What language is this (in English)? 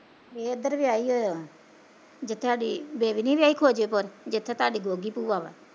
Punjabi